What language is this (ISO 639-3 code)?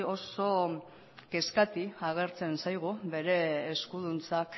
eus